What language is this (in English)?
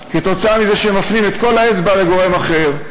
Hebrew